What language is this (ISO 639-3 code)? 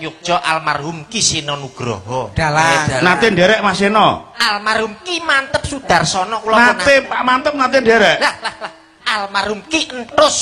ind